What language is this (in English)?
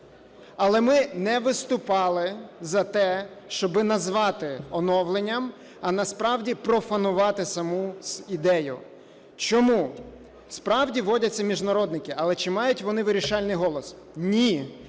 Ukrainian